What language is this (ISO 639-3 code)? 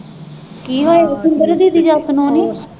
pan